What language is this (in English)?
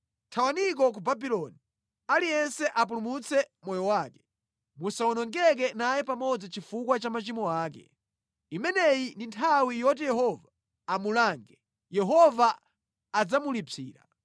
Nyanja